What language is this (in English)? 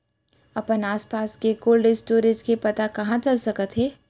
Chhattisgarhi